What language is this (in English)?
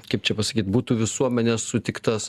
Lithuanian